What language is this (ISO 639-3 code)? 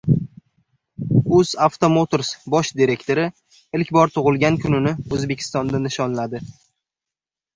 uzb